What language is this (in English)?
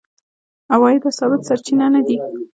Pashto